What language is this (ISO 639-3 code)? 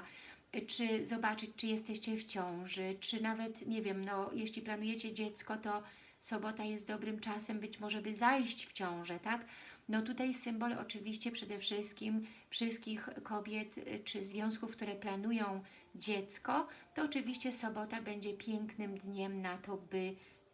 pol